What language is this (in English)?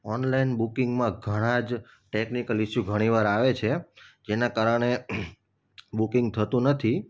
Gujarati